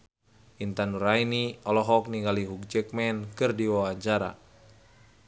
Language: Sundanese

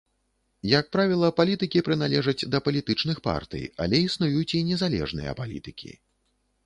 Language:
Belarusian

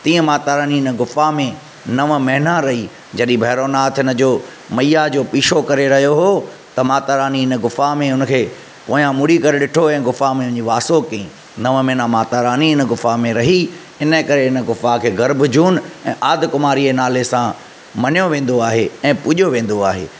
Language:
Sindhi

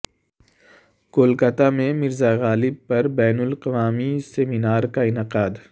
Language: Urdu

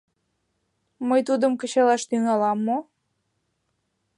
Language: Mari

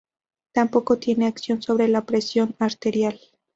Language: Spanish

